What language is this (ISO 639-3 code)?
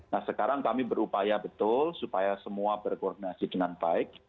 ind